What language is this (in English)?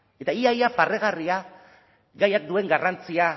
Basque